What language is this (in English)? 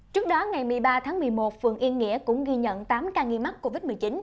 Vietnamese